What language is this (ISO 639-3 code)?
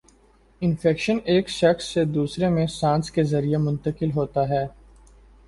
urd